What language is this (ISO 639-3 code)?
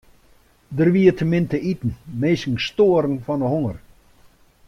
fry